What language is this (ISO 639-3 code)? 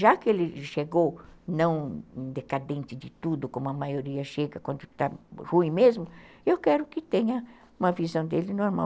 por